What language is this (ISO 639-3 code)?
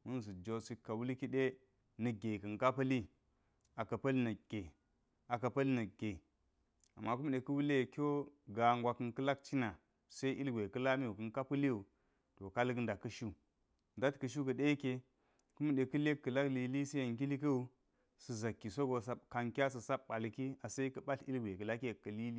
gyz